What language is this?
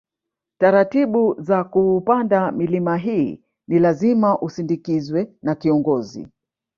Swahili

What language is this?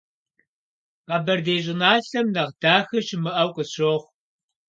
Kabardian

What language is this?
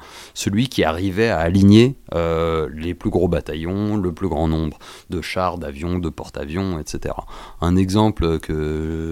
French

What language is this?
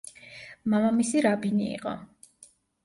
Georgian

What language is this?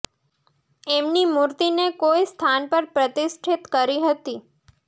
Gujarati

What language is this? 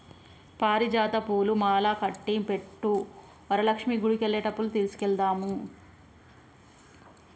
Telugu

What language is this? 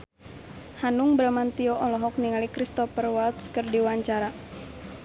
Sundanese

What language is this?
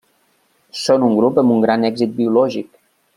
Catalan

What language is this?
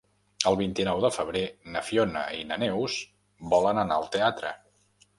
Catalan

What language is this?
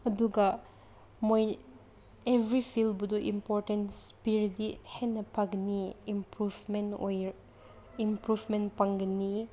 Manipuri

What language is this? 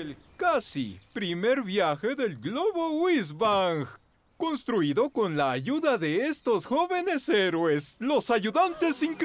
Spanish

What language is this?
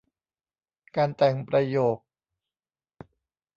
Thai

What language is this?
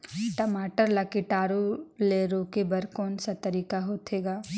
Chhattisgarhi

